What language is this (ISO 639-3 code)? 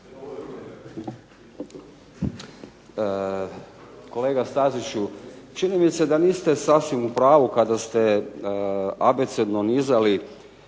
hrv